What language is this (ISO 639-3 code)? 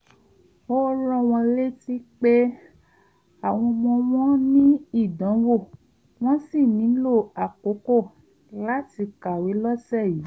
yor